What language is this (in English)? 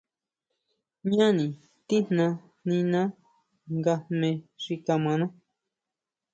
Huautla Mazatec